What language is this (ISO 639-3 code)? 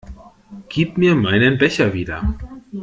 deu